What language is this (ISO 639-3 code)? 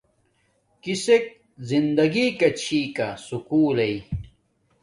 dmk